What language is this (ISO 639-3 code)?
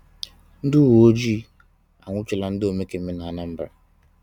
ibo